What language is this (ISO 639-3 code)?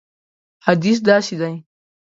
pus